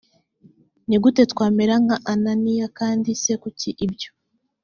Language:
Kinyarwanda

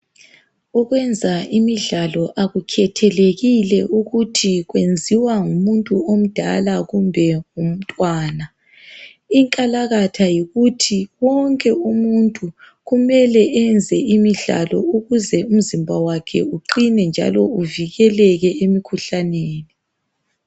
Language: North Ndebele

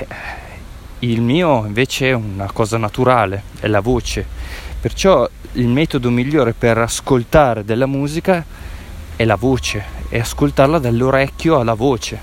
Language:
Italian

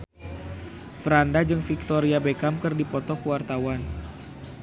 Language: Sundanese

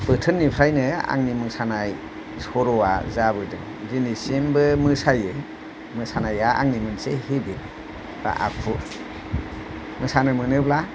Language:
Bodo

